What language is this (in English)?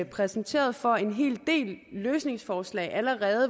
Danish